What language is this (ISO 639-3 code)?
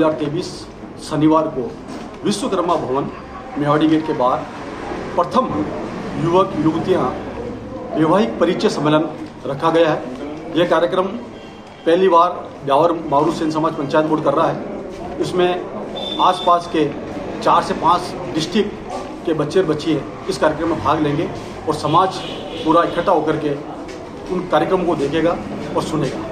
hin